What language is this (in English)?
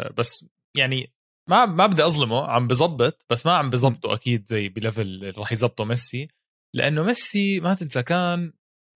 Arabic